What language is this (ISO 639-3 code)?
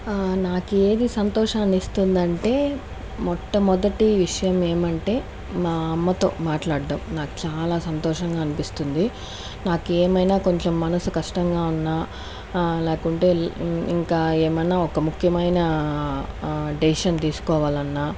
tel